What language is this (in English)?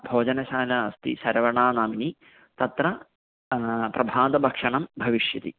Sanskrit